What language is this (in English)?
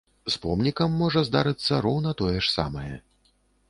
Belarusian